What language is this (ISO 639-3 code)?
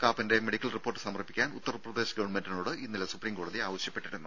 mal